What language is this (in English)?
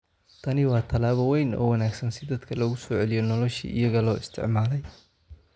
Somali